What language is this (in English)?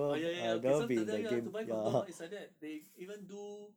English